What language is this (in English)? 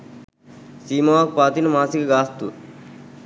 Sinhala